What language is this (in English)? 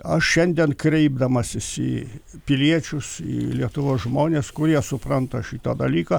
Lithuanian